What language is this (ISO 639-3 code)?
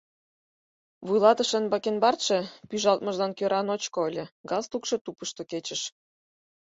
chm